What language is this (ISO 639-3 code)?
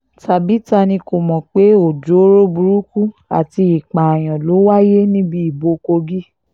yor